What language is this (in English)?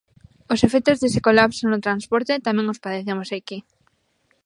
Galician